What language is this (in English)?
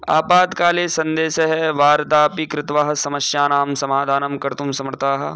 Sanskrit